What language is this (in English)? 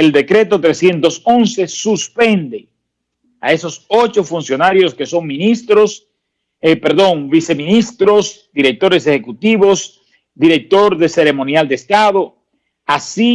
Spanish